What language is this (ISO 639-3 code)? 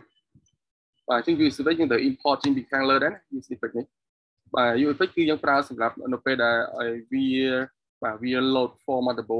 vie